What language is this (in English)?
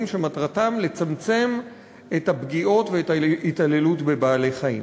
Hebrew